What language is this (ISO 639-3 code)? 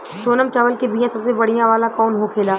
bho